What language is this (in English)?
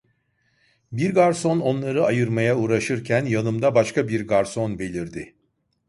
Turkish